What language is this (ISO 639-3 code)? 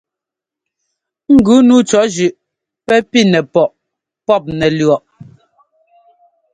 jgo